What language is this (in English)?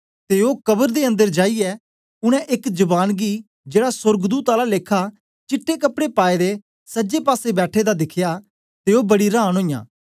Dogri